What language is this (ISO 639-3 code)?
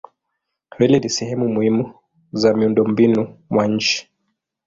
swa